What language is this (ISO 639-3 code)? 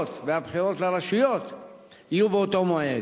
heb